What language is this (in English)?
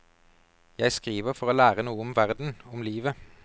Norwegian